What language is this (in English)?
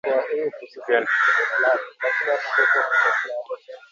Swahili